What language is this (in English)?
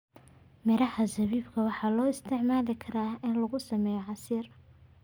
Somali